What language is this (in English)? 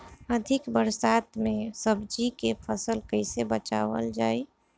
Bhojpuri